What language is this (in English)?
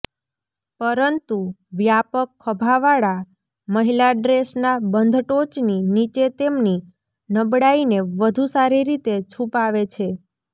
Gujarati